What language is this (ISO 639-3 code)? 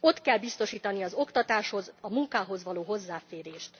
hun